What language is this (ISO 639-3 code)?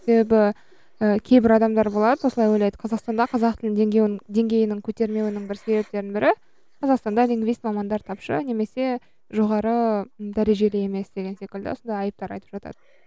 kaz